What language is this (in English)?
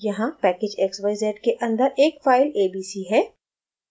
Hindi